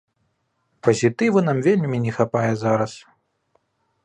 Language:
Belarusian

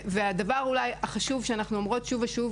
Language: Hebrew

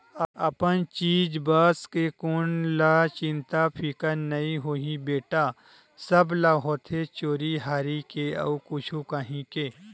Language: Chhattisgarhi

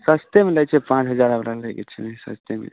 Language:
Maithili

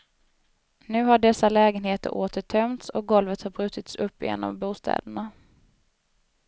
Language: Swedish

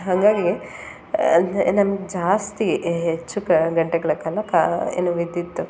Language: Kannada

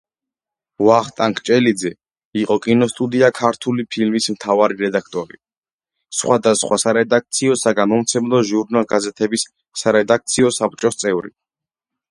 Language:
Georgian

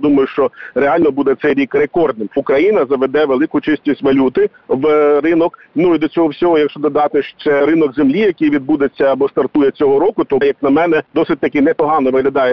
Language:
Ukrainian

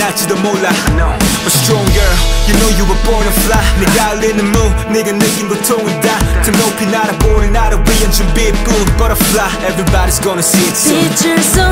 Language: Korean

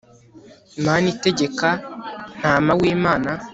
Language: Kinyarwanda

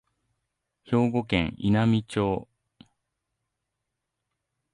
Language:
Japanese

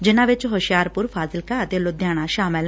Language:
Punjabi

